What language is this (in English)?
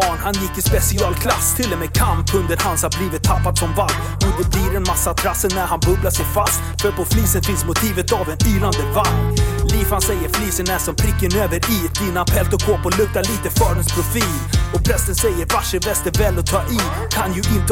Swedish